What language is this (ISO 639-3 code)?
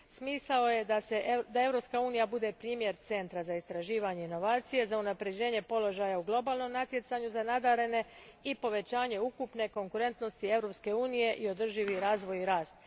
hrv